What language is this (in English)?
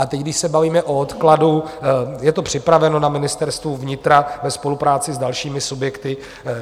Czech